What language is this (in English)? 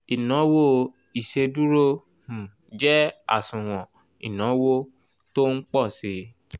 Yoruba